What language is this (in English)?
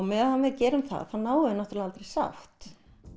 Icelandic